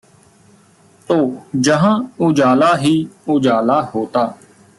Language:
Punjabi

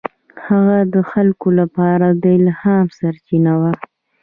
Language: Pashto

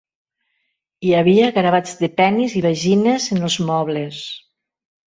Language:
Catalan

